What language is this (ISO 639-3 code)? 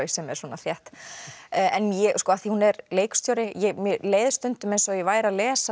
isl